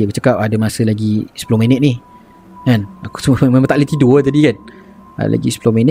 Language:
Malay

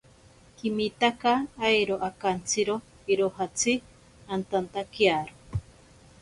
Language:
Ashéninka Perené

